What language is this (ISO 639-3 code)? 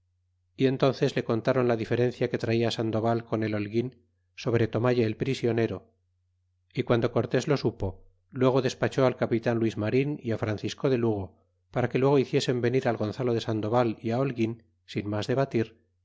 spa